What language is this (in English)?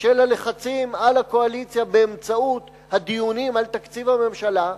Hebrew